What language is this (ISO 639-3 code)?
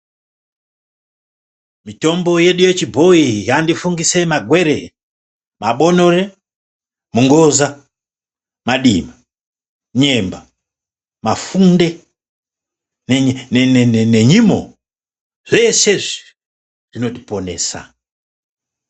ndc